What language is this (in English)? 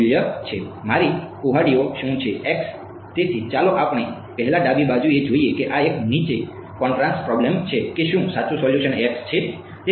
Gujarati